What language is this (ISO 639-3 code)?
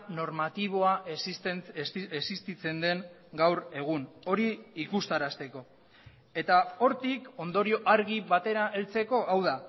eus